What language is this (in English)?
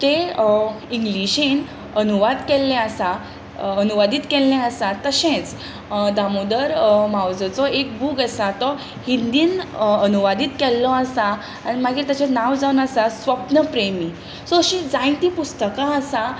Konkani